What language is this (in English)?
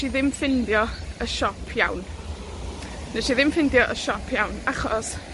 Welsh